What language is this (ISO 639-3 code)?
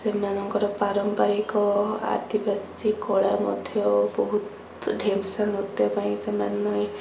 ori